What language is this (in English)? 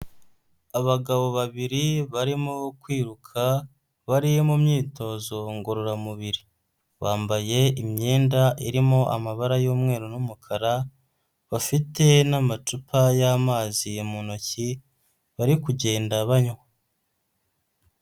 Kinyarwanda